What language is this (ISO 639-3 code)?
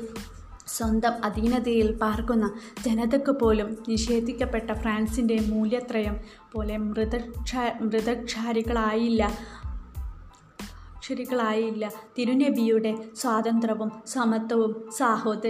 mal